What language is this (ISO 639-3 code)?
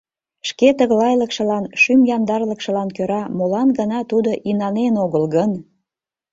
chm